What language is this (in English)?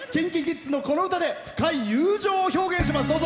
Japanese